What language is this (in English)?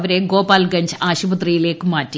Malayalam